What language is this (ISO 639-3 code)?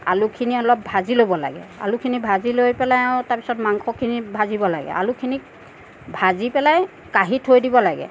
asm